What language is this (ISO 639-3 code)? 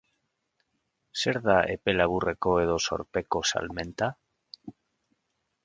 eus